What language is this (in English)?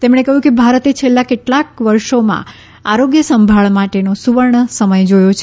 Gujarati